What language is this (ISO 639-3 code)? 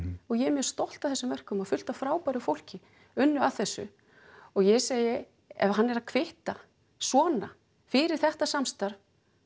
isl